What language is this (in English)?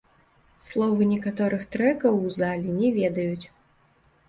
Belarusian